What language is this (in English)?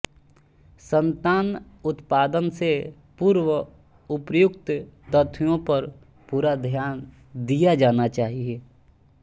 Hindi